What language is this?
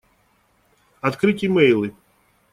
Russian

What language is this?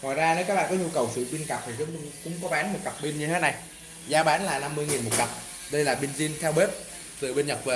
Vietnamese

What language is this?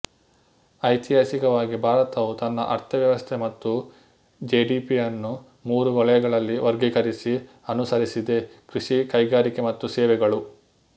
Kannada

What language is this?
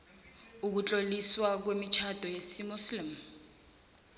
South Ndebele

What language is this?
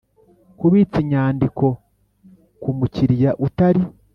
Kinyarwanda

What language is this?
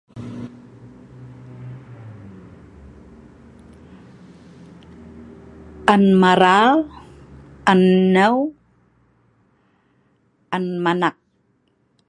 Sa'ban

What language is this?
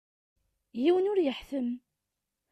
Kabyle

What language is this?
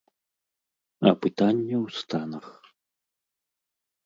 Belarusian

